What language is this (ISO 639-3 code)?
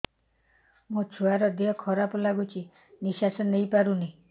ori